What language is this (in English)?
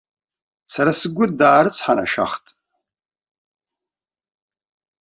Abkhazian